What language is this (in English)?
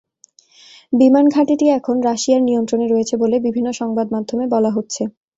Bangla